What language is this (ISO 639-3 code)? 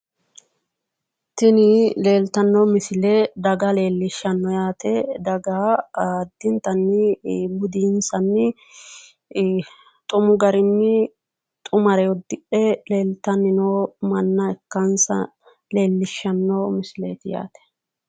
sid